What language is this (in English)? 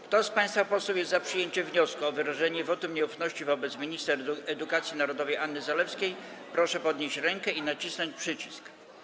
Polish